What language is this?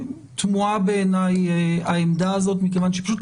Hebrew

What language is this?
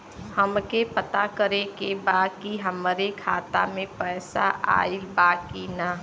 Bhojpuri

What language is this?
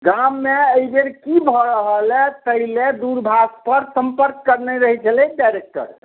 Maithili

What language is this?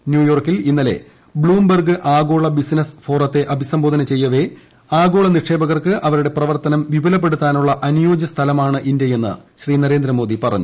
Malayalam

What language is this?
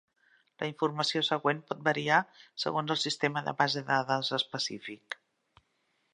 Catalan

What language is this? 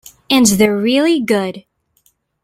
English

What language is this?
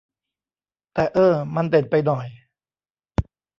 Thai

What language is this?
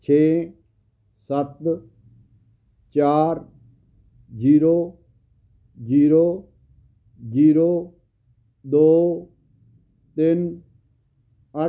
Punjabi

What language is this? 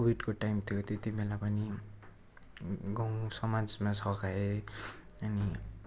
Nepali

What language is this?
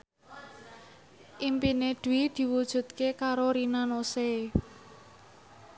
Javanese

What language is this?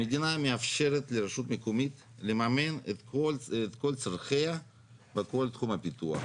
Hebrew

